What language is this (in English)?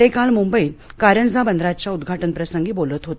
Marathi